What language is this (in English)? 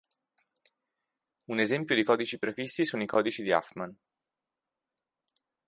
Italian